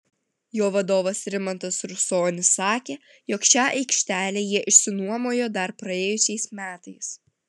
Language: Lithuanian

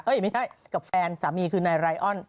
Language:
Thai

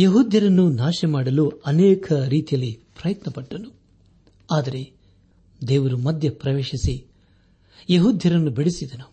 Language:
Kannada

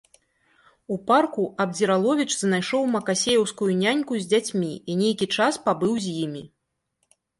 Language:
Belarusian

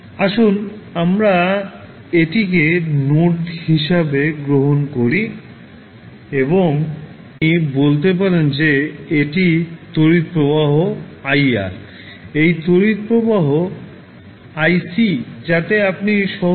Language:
Bangla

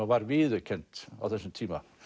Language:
Icelandic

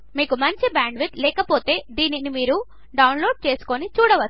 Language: Telugu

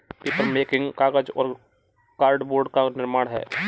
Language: Hindi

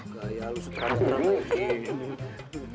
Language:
Indonesian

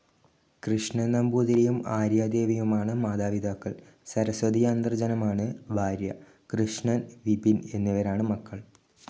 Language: Malayalam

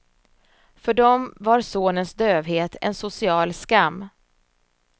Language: Swedish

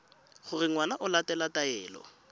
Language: Tswana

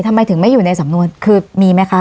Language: Thai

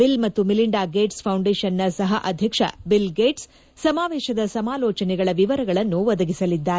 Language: Kannada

